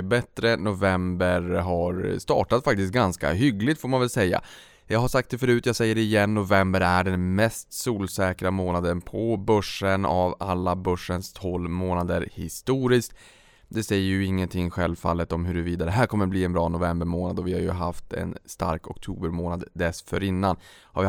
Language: Swedish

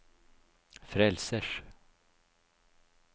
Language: Norwegian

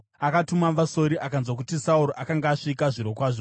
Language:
Shona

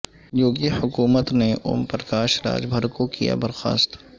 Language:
Urdu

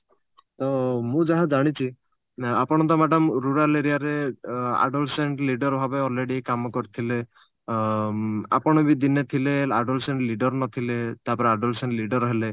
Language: Odia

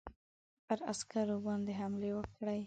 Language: Pashto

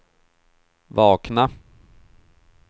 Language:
Swedish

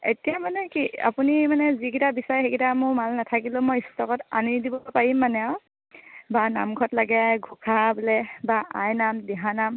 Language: Assamese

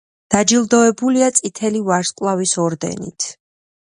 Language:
Georgian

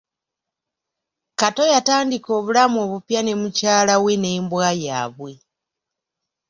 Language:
Ganda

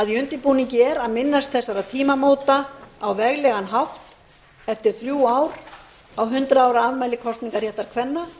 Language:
Icelandic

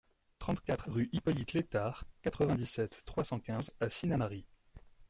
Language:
French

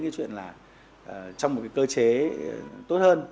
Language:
Vietnamese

